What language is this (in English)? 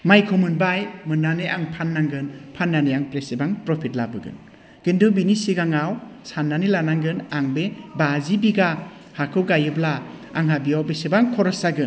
Bodo